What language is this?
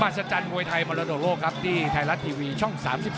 Thai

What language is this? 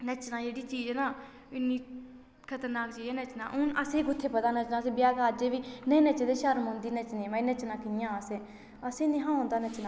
Dogri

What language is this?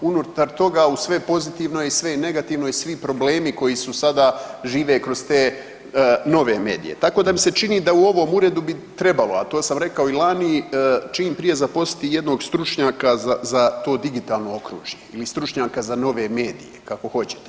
Croatian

